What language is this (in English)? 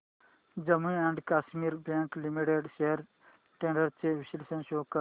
Marathi